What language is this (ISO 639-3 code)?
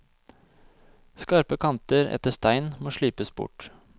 nor